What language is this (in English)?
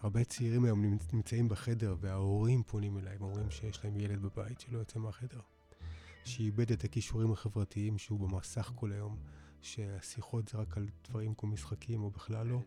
Hebrew